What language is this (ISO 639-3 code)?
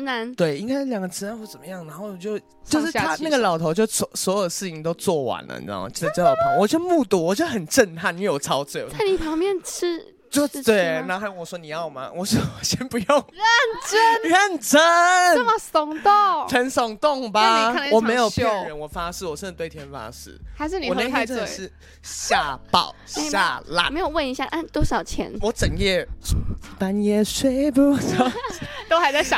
zho